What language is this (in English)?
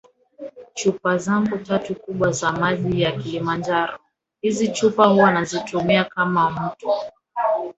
Swahili